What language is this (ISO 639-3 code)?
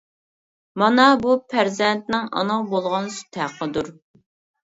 uig